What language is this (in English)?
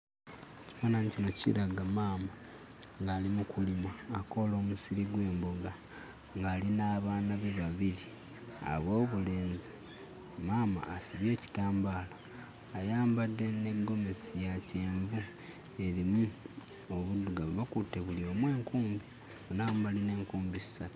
Ganda